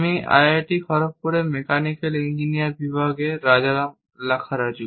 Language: Bangla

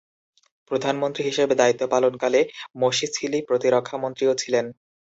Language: Bangla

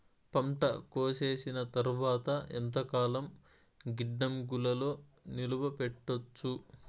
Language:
Telugu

